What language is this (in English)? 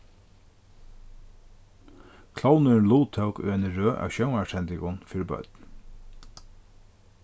Faroese